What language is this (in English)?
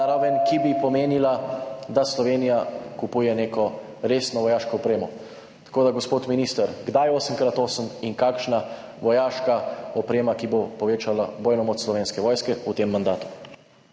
Slovenian